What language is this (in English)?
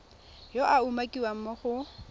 Tswana